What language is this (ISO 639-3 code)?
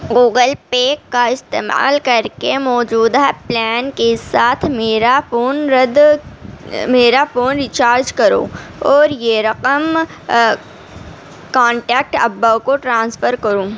urd